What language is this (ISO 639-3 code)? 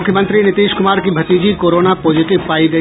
hin